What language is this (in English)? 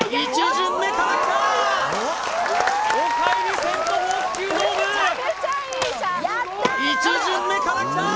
Japanese